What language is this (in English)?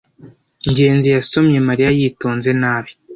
Kinyarwanda